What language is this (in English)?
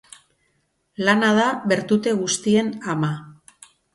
Basque